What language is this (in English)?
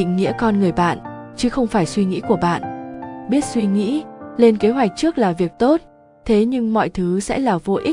Vietnamese